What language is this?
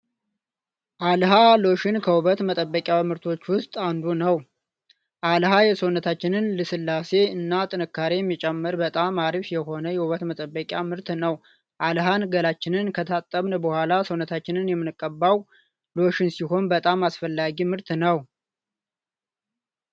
Amharic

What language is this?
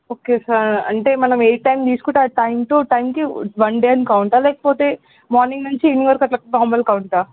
Telugu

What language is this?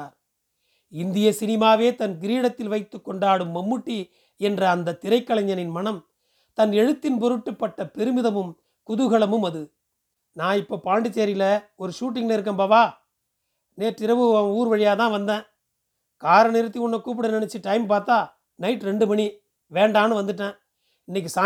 Tamil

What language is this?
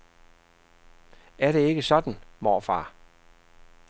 Danish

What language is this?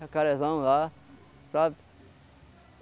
Portuguese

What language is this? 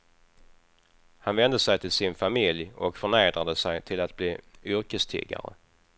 Swedish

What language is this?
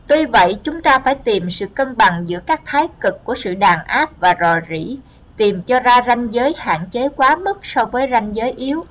Vietnamese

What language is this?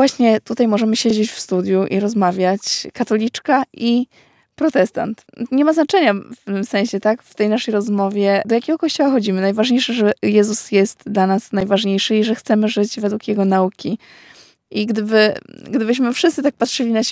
Polish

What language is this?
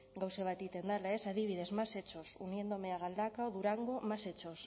Basque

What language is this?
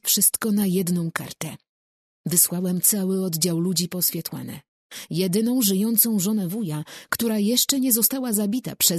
Polish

